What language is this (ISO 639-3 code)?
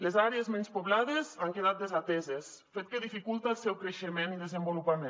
cat